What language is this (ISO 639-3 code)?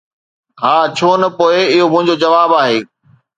snd